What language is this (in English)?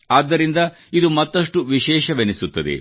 Kannada